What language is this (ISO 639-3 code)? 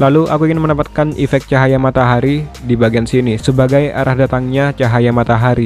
ind